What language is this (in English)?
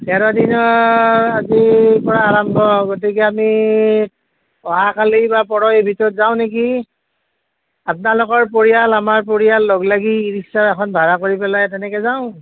Assamese